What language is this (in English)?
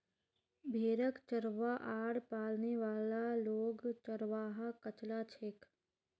Magahi